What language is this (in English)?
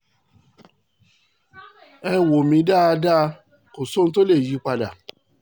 Yoruba